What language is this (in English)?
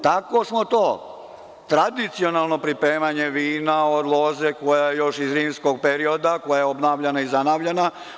Serbian